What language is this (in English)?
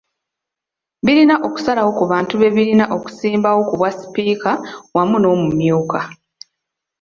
Ganda